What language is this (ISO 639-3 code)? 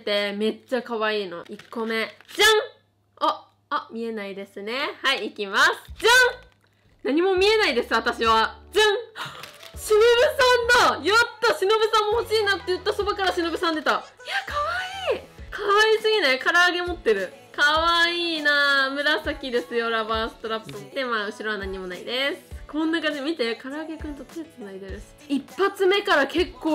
jpn